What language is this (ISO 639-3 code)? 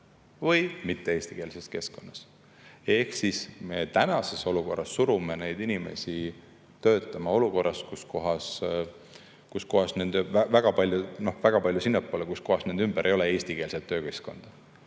est